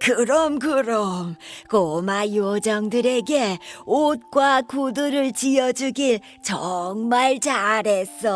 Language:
Korean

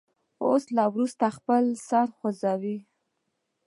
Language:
Pashto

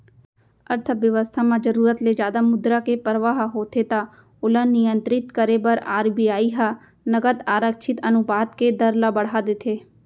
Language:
Chhattisgarhi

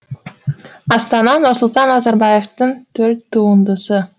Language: Kazakh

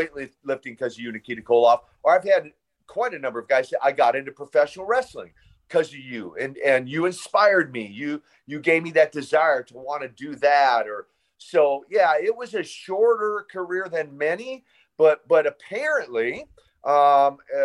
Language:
English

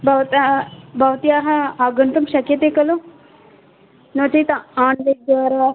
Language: Sanskrit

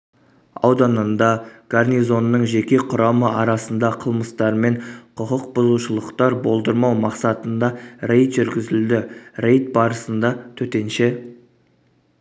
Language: Kazakh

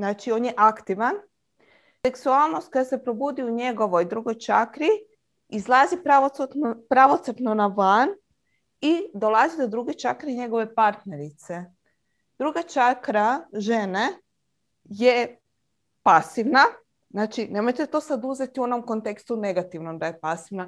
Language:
Croatian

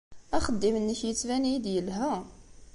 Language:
Kabyle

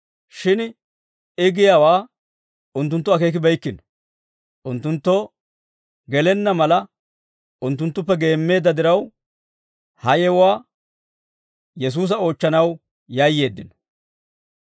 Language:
Dawro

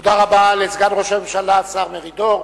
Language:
Hebrew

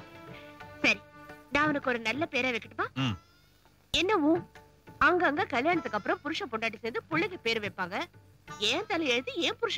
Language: Tamil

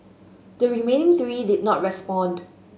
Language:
English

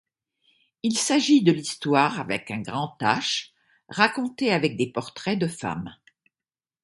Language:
French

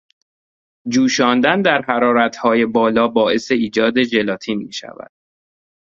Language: Persian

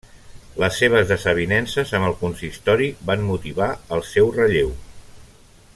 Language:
Catalan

